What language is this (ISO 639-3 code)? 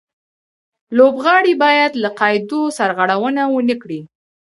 pus